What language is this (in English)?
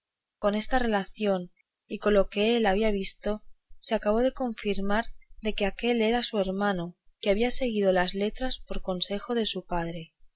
Spanish